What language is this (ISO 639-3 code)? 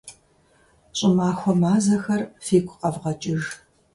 kbd